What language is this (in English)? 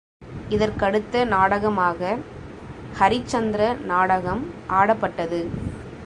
Tamil